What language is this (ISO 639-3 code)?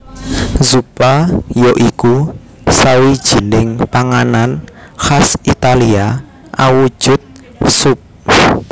jav